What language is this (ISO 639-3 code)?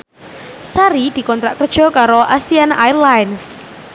jav